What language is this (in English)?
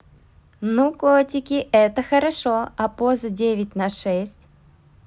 Russian